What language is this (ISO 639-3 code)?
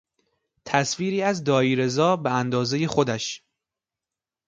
fas